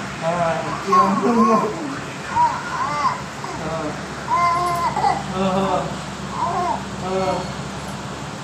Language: Hindi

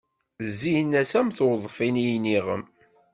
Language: Kabyle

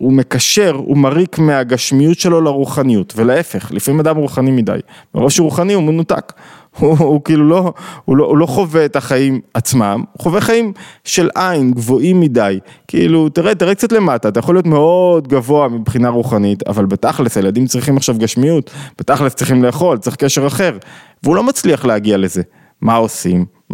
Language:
Hebrew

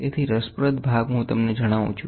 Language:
Gujarati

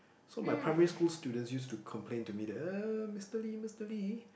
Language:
English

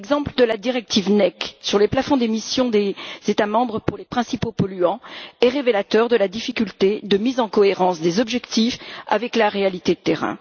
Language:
French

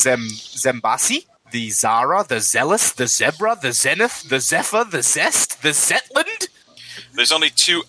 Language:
English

